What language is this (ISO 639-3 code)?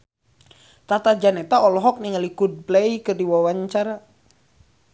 sun